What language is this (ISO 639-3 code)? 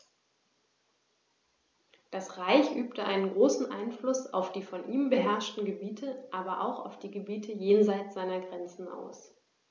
deu